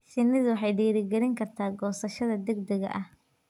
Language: Somali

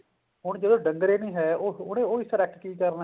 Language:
Punjabi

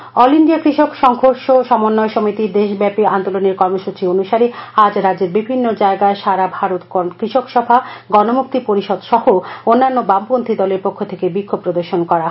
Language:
Bangla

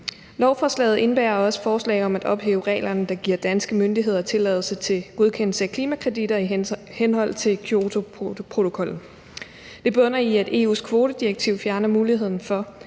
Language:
Danish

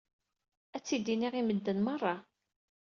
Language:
Kabyle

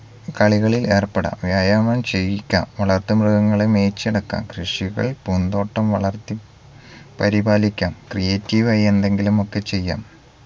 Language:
Malayalam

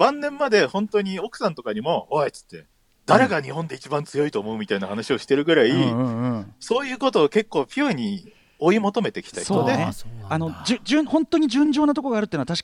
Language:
Japanese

